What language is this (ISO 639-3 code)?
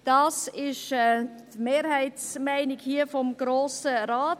gsw